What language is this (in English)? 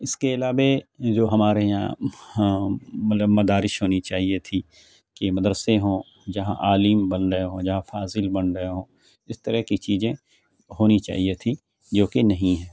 Urdu